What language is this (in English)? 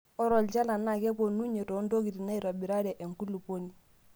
Masai